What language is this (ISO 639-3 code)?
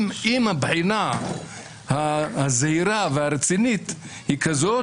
heb